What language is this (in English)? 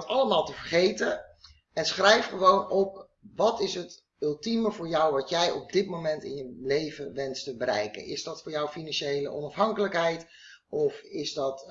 Dutch